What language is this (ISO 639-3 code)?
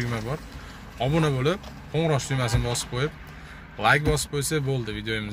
tur